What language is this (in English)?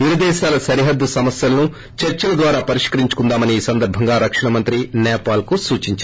Telugu